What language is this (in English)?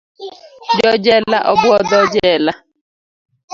Luo (Kenya and Tanzania)